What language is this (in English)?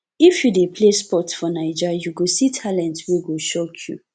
Nigerian Pidgin